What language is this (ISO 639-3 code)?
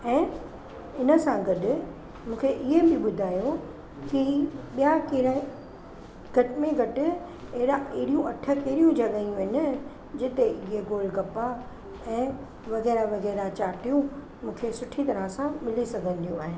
snd